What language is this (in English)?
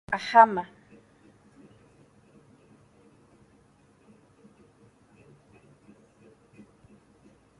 Guarani